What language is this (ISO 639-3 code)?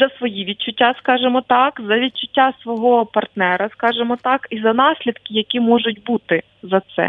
ukr